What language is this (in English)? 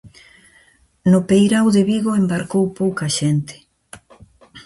Galician